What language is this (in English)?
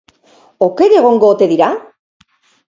Basque